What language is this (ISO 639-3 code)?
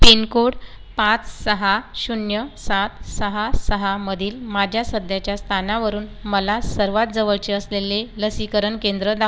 mar